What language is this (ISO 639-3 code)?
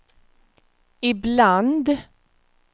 swe